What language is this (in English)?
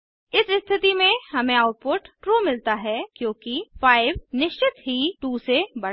Hindi